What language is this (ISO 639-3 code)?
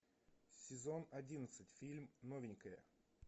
rus